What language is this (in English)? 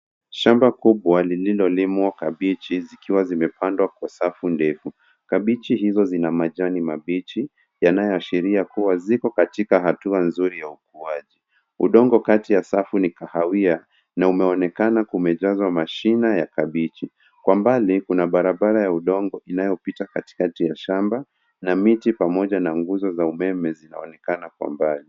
Swahili